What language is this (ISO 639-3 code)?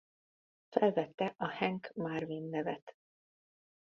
hun